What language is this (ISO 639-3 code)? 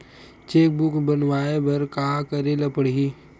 hne